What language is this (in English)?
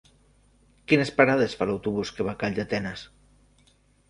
Catalan